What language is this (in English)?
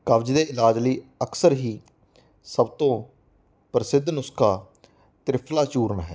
Punjabi